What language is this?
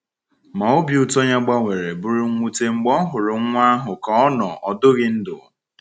Igbo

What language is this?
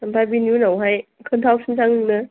Bodo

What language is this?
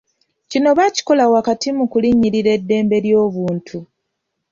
Ganda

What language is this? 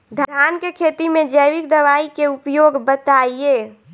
Bhojpuri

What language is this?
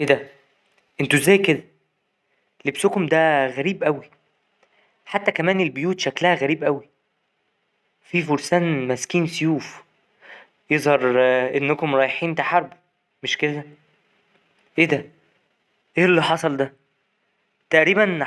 Egyptian Arabic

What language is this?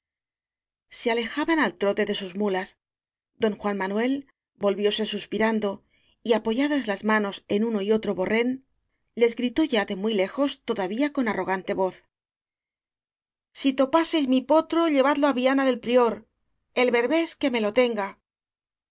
Spanish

